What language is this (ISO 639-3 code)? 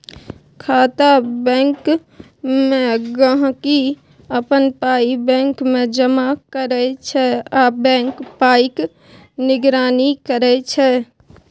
mai